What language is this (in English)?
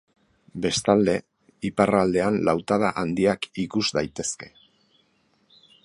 Basque